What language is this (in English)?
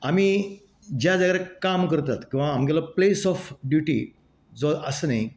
Konkani